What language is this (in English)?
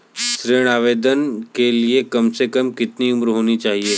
Hindi